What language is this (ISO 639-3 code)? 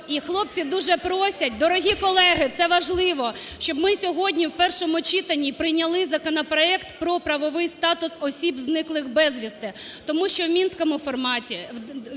ukr